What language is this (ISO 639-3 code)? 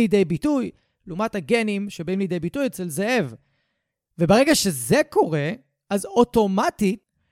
heb